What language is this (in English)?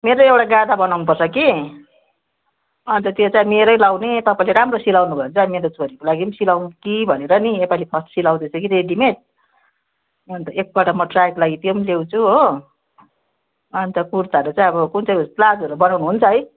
Nepali